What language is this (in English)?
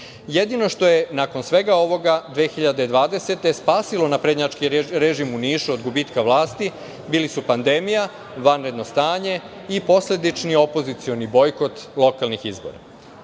Serbian